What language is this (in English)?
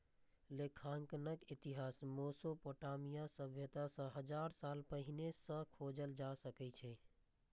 Maithili